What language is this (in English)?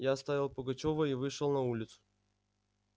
Russian